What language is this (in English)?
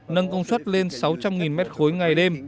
Vietnamese